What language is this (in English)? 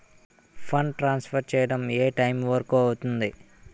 Telugu